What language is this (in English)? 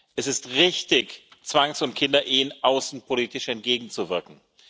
German